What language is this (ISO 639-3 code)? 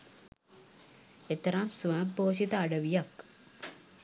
sin